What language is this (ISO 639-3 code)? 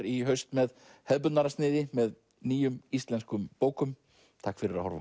isl